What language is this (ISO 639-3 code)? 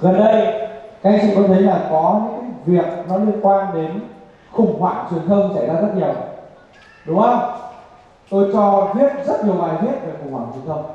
vie